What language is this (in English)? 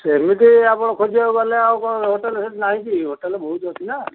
Odia